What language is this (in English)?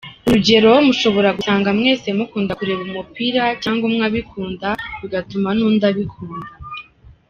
Kinyarwanda